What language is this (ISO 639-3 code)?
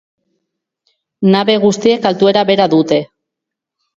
eus